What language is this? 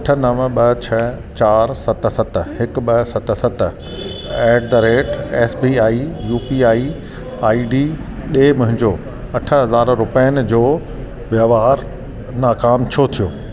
Sindhi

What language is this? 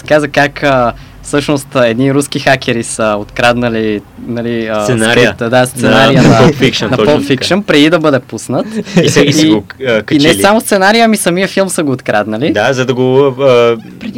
Bulgarian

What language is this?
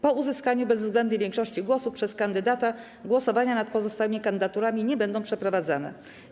Polish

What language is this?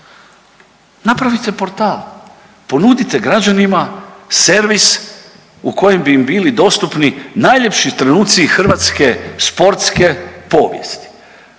Croatian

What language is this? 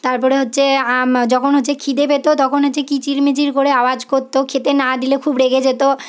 Bangla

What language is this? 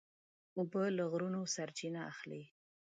Pashto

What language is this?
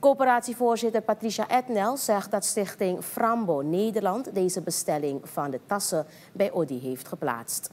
Dutch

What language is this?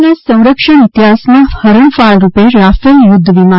Gujarati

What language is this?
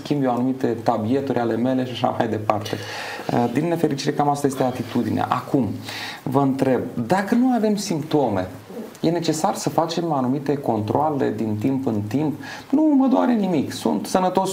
Romanian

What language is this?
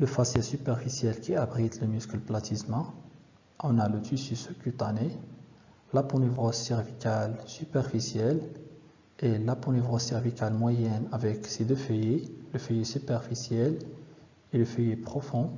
French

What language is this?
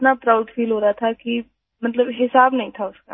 Hindi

